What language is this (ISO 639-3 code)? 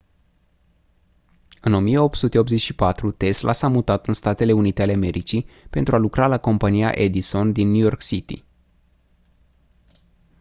ron